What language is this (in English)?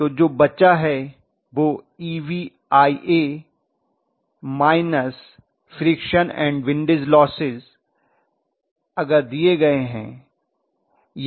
Hindi